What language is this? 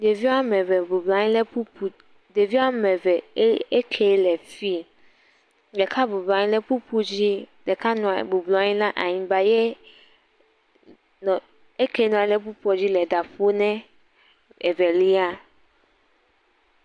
Ewe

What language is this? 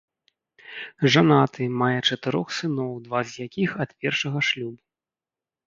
Belarusian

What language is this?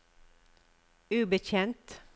Norwegian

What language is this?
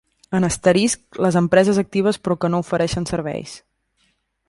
Catalan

